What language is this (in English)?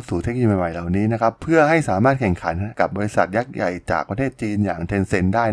Thai